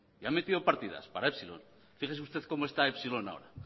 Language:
Spanish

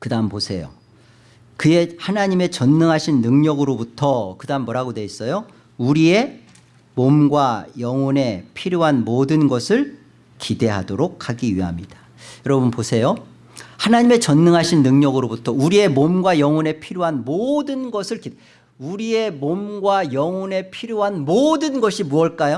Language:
Korean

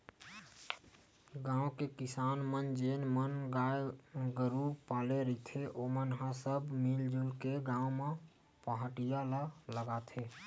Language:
Chhattisgarhi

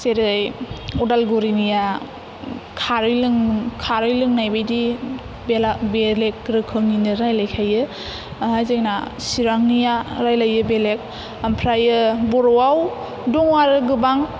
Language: Bodo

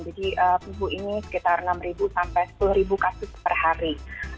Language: Indonesian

